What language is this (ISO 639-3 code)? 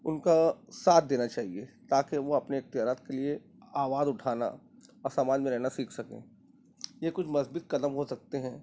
urd